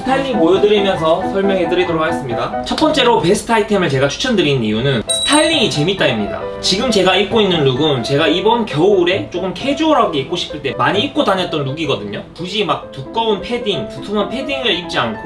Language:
Korean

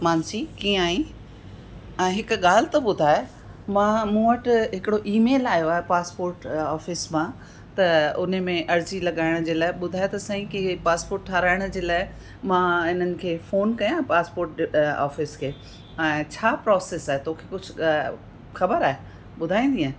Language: Sindhi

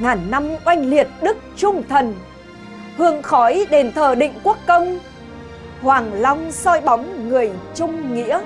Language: Vietnamese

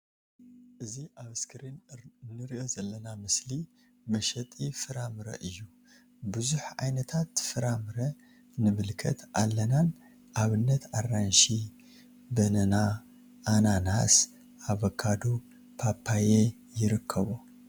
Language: Tigrinya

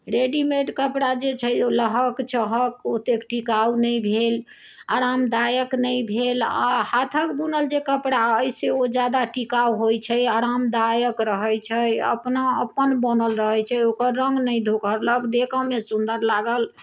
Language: Maithili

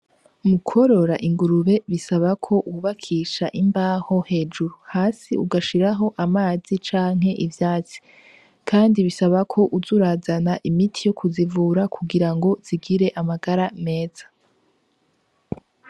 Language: Rundi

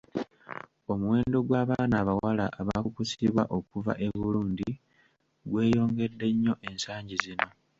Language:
Ganda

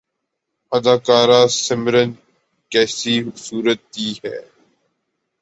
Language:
Urdu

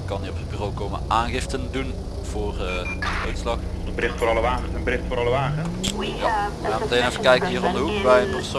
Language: Dutch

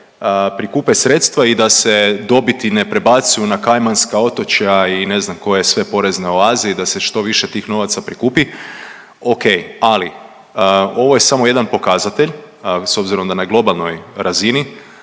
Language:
Croatian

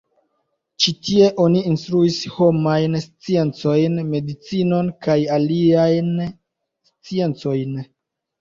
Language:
Esperanto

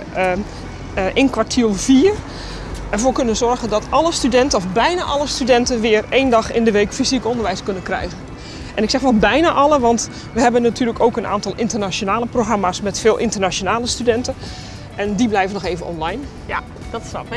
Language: Dutch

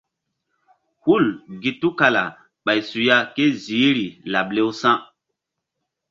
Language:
Mbum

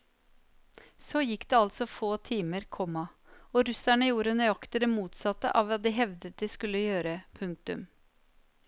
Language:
Norwegian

